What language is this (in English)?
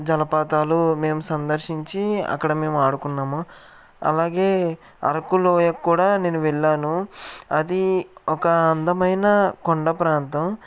Telugu